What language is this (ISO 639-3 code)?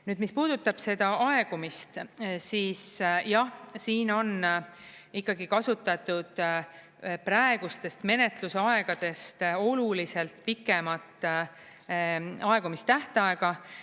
est